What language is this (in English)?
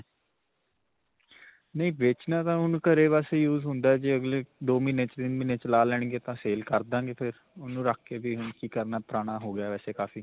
Punjabi